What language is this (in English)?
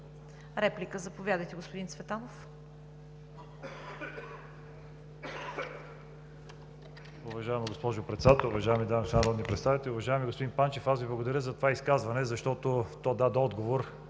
Bulgarian